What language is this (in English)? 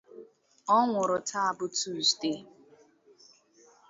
Igbo